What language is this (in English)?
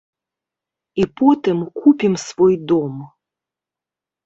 Belarusian